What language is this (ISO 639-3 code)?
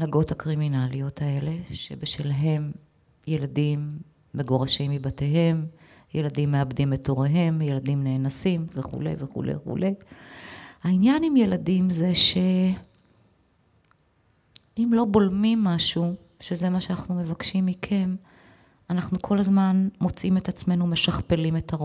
heb